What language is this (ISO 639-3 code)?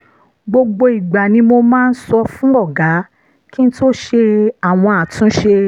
yor